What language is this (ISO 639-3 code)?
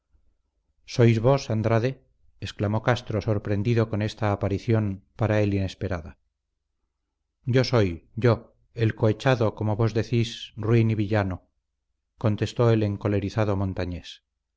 spa